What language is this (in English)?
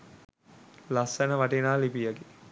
Sinhala